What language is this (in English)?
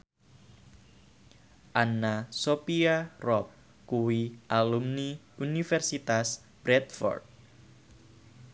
Javanese